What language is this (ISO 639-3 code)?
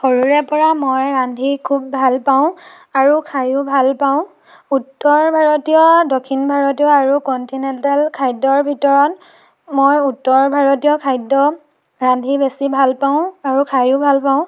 asm